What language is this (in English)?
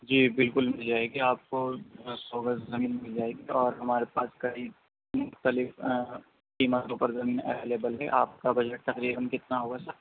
Urdu